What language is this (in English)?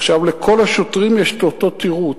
Hebrew